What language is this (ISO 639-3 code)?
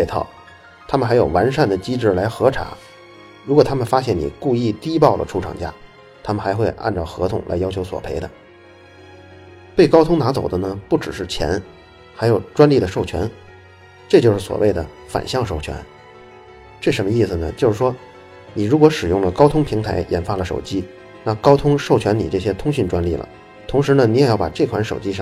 zho